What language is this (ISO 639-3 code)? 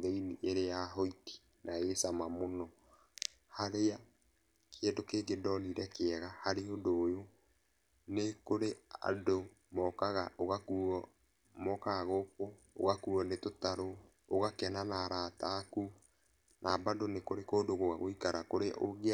kik